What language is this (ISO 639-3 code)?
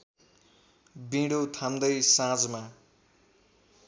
nep